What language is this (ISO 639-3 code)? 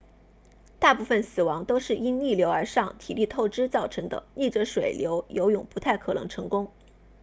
zho